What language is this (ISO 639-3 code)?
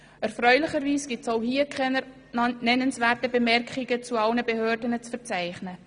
gsw